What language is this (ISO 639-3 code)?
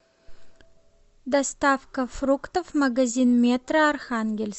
rus